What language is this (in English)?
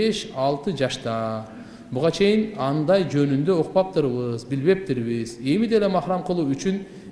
Turkish